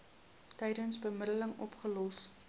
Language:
Afrikaans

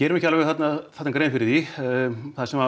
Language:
Icelandic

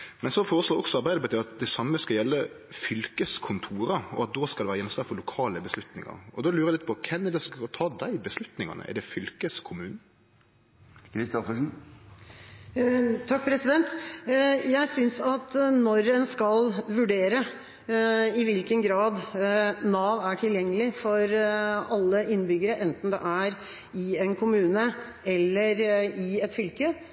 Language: Norwegian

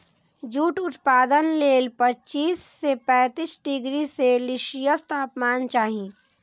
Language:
Maithili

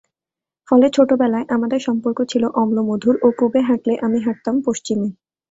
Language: Bangla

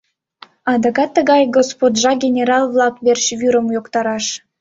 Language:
Mari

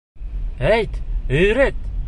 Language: Bashkir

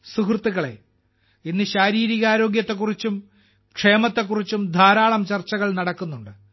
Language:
Malayalam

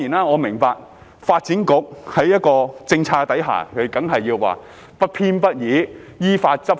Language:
Cantonese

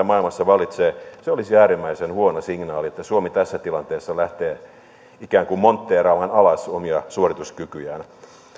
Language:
Finnish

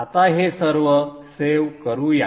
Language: Marathi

